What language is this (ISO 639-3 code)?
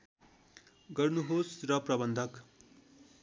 nep